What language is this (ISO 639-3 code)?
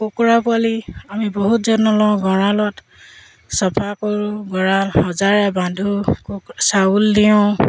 asm